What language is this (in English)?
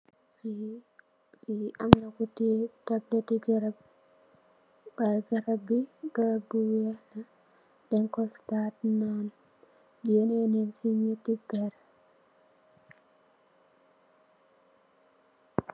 Wolof